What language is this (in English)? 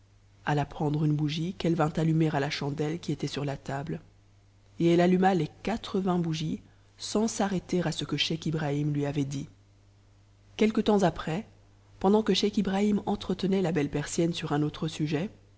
French